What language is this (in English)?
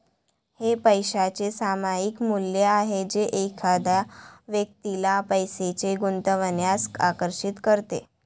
Marathi